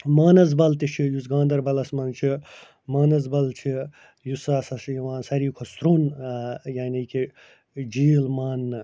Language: Kashmiri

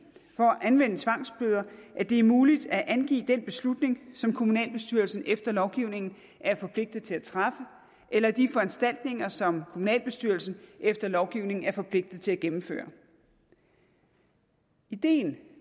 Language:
Danish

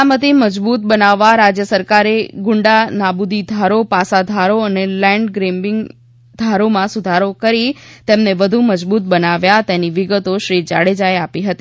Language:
Gujarati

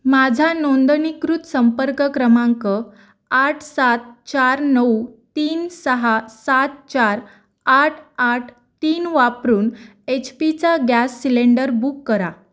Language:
Marathi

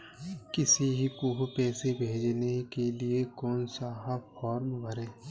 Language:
Hindi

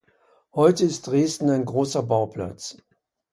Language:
German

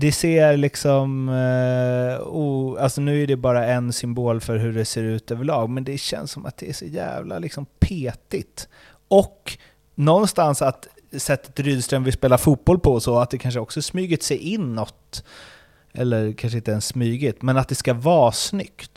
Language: Swedish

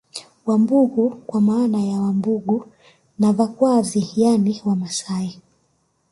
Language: Swahili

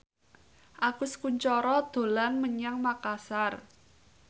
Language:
Javanese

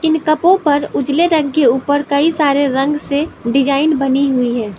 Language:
Hindi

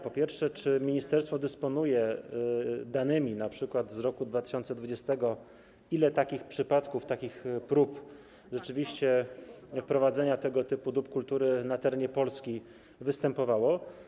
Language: Polish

